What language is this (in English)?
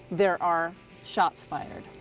English